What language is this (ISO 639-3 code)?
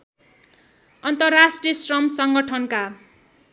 nep